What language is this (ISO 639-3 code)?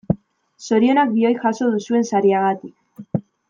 eus